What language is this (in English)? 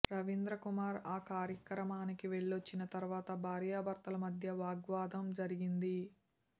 Telugu